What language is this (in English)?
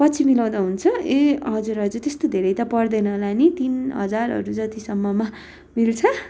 Nepali